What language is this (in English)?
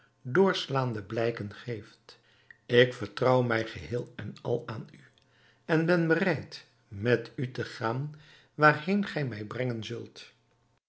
Dutch